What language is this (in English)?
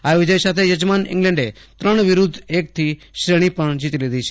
Gujarati